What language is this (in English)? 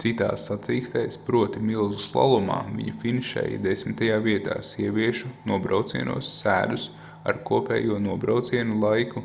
Latvian